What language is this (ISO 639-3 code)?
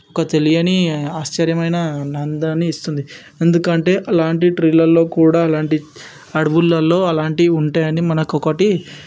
tel